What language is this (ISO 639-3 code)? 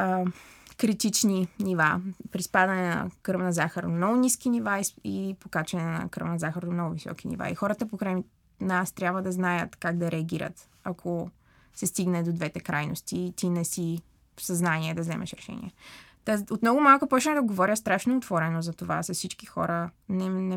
bul